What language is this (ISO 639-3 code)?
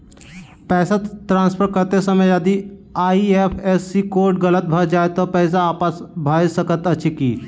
mai